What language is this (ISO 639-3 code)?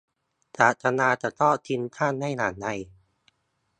tha